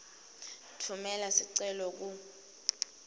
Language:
Swati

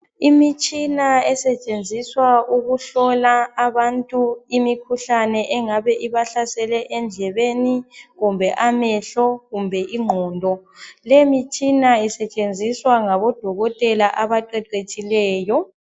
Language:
North Ndebele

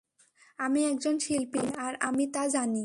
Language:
Bangla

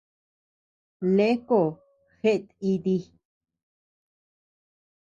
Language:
Tepeuxila Cuicatec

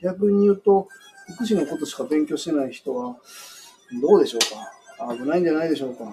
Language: Japanese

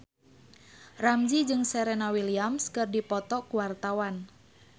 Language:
Sundanese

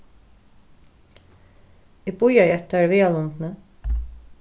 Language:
Faroese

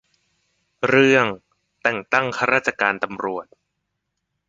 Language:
Thai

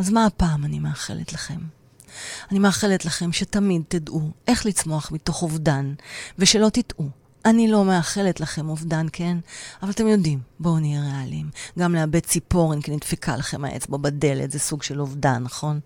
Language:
Hebrew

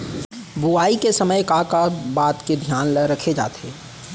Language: Chhattisgarhi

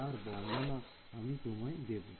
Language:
Bangla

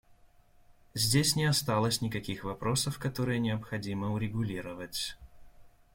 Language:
Russian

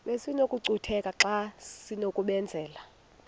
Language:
Xhosa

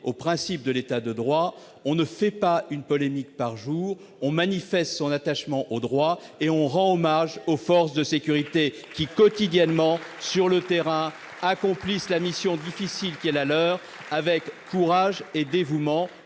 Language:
French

